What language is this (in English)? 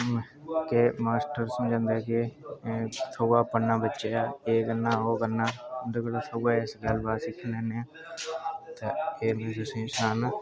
Dogri